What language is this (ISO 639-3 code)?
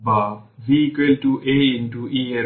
ben